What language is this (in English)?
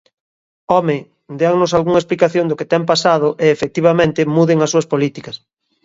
Galician